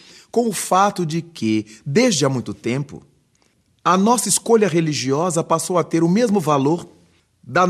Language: Portuguese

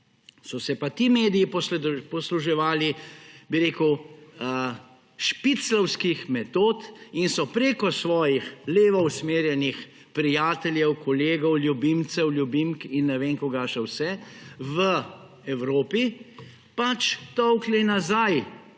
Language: Slovenian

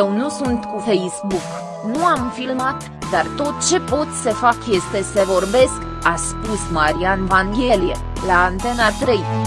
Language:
Romanian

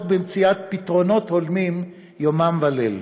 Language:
Hebrew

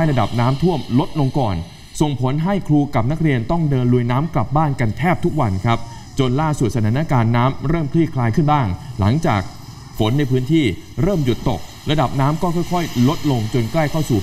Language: Thai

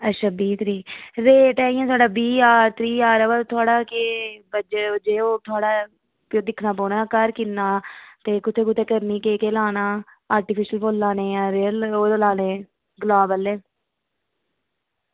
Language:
Dogri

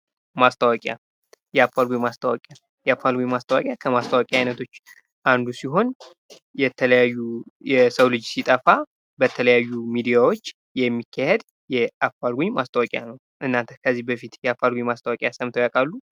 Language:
Amharic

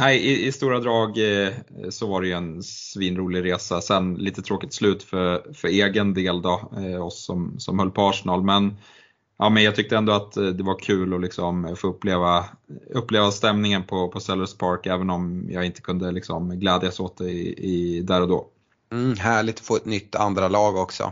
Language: Swedish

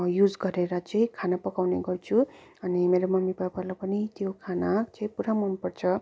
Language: Nepali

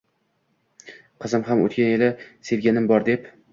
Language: Uzbek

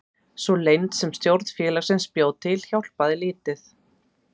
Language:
Icelandic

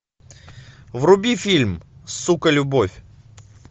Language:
Russian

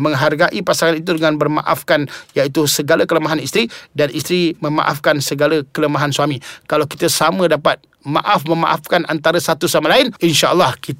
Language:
Malay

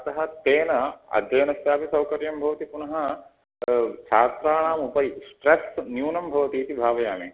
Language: Sanskrit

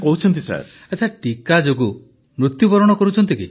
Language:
Odia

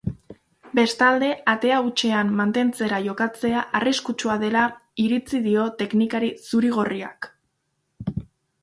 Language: Basque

